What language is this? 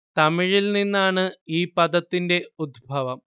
Malayalam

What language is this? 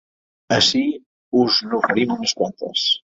Catalan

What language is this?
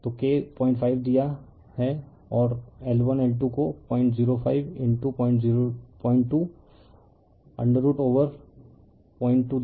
Hindi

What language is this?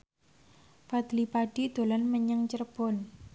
Javanese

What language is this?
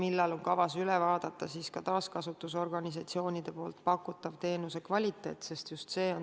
Estonian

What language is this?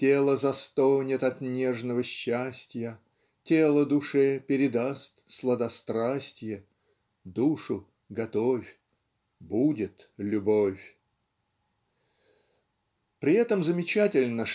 Russian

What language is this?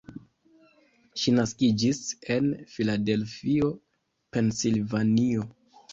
Esperanto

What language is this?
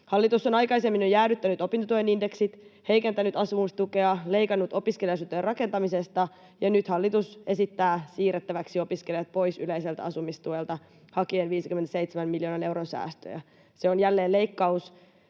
Finnish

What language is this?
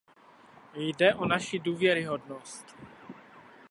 Czech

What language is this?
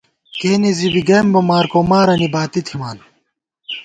Gawar-Bati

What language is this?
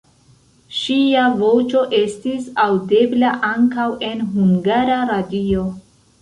Esperanto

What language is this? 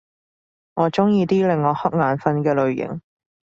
Cantonese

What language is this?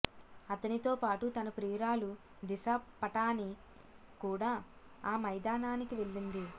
Telugu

